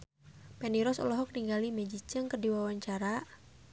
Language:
Sundanese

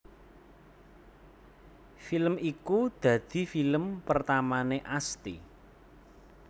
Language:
Javanese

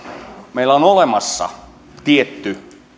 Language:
Finnish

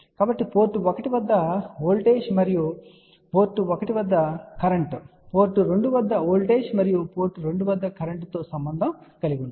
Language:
Telugu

